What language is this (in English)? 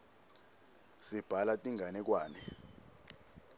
Swati